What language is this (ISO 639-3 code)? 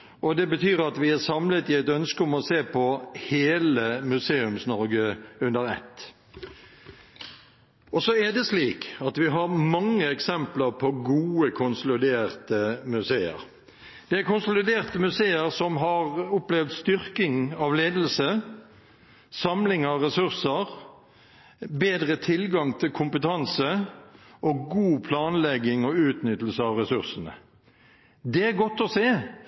nob